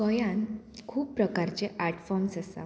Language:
Konkani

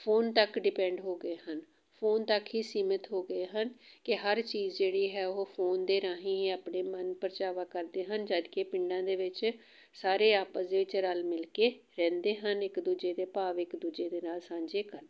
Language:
Punjabi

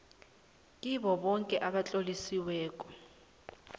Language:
South Ndebele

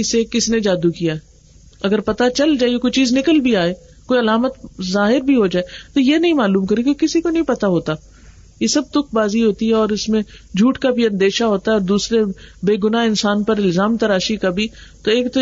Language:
Urdu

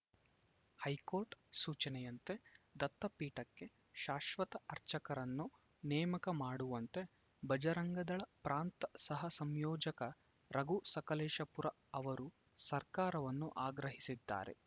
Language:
Kannada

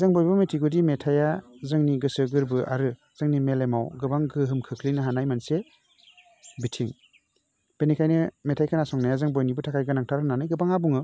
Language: Bodo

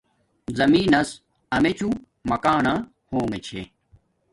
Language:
Domaaki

